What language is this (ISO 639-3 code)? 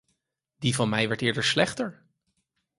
nld